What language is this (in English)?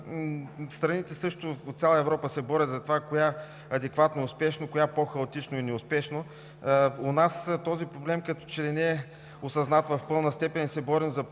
Bulgarian